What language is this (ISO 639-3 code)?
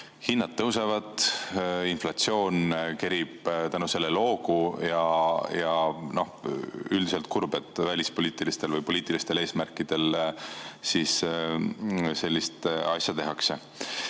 est